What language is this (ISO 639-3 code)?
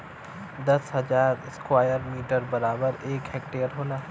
bho